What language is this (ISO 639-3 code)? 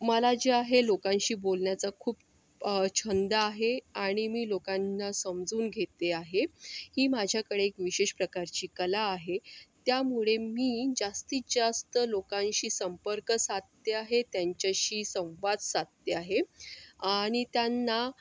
mar